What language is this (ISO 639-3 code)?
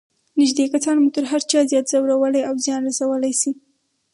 pus